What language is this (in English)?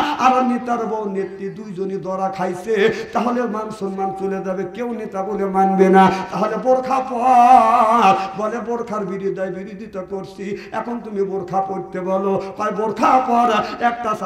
Bangla